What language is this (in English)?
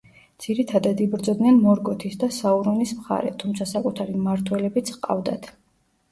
Georgian